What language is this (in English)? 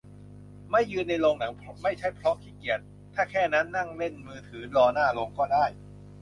Thai